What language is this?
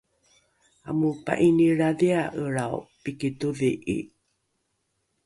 Rukai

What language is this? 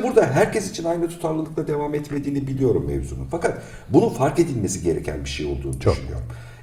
Turkish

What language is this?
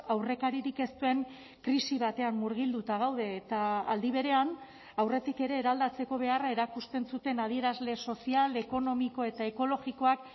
Basque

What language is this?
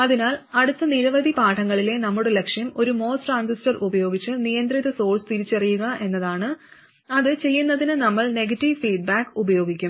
Malayalam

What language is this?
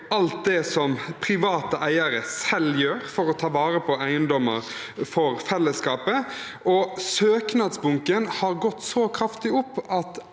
Norwegian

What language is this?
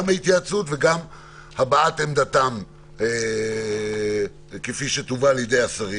Hebrew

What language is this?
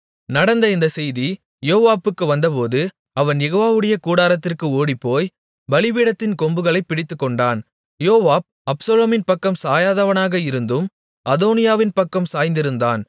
Tamil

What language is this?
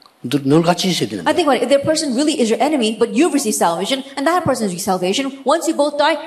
Korean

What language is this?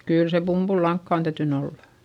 Finnish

